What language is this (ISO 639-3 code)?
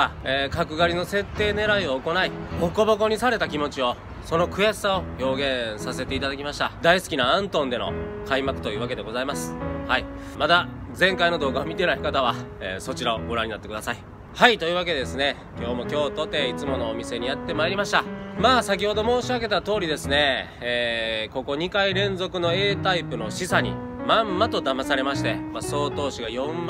jpn